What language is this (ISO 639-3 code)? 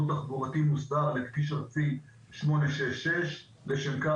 heb